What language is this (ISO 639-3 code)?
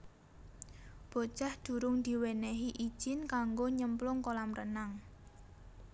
jav